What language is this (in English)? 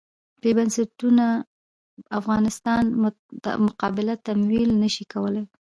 Pashto